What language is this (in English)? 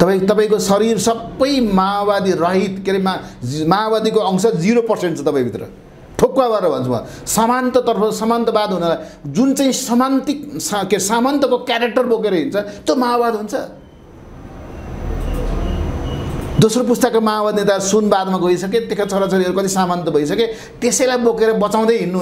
Indonesian